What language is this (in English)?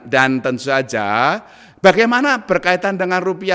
Indonesian